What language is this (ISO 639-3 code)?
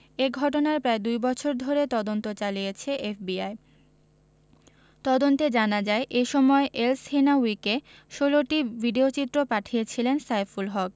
ben